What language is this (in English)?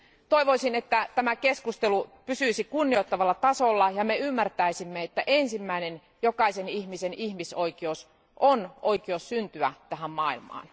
Finnish